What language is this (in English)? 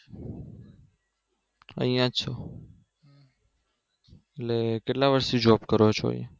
Gujarati